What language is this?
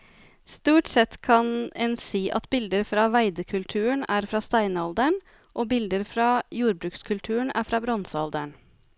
Norwegian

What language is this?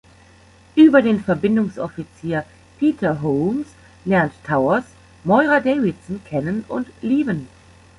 German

